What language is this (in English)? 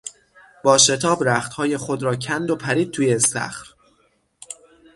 Persian